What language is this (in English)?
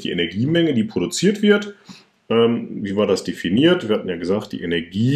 German